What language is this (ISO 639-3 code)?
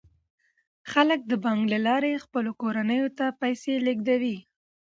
pus